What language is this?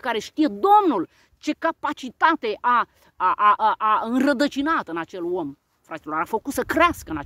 Romanian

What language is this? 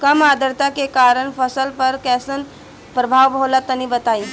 Bhojpuri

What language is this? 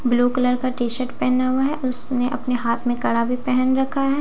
Hindi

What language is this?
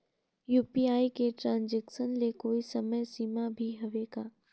Chhattisgarhi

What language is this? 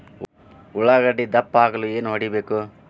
Kannada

